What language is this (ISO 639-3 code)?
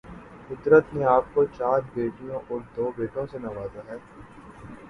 urd